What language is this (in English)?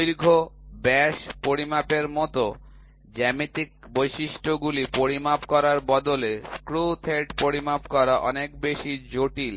Bangla